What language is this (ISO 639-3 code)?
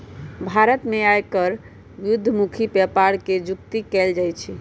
mag